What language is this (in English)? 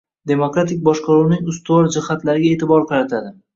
Uzbek